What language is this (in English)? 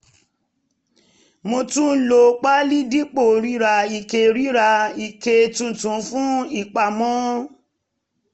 Yoruba